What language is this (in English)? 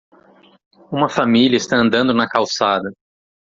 Portuguese